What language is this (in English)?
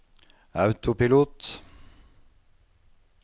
Norwegian